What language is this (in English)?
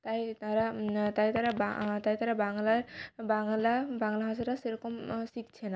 Bangla